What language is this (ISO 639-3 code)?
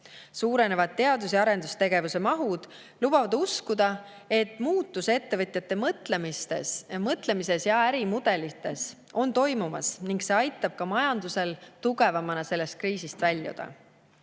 est